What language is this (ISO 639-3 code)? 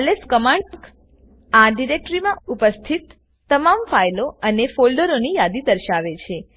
guj